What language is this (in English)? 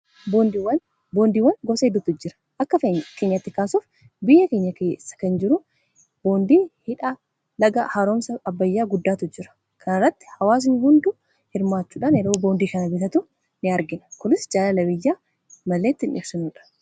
Oromo